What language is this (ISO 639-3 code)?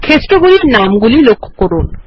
ben